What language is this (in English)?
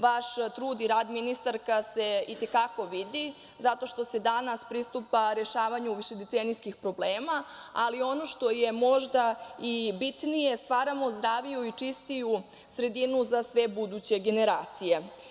Serbian